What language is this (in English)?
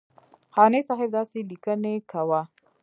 Pashto